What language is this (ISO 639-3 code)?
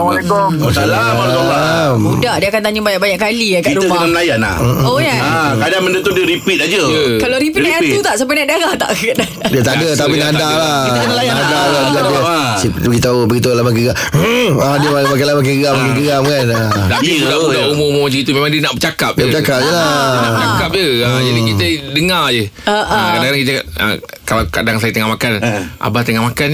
msa